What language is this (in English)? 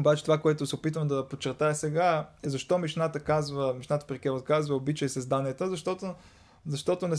Bulgarian